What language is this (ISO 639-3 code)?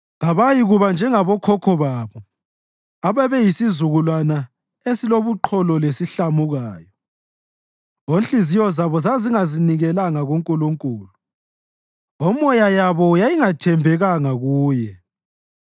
nde